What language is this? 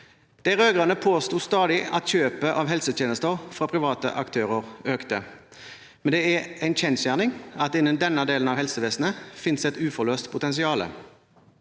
Norwegian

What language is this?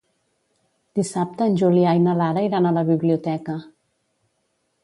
Catalan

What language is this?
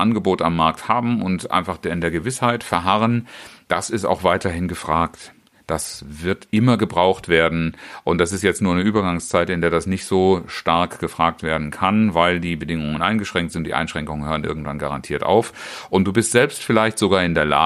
German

